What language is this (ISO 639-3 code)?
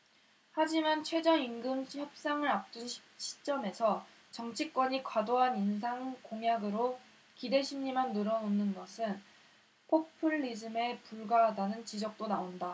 kor